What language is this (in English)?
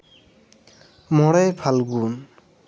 Santali